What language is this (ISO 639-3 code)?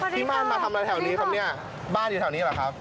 tha